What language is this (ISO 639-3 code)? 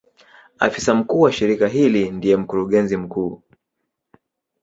swa